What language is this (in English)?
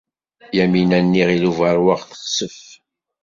Kabyle